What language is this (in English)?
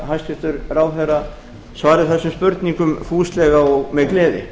Icelandic